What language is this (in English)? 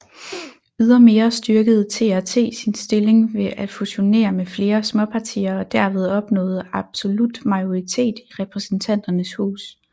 Danish